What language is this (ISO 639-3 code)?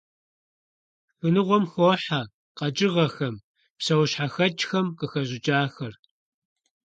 kbd